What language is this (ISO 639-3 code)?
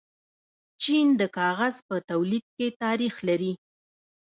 pus